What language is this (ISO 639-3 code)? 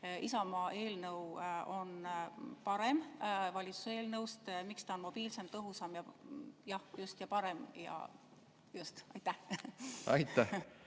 est